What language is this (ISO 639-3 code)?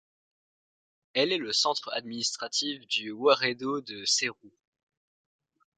fra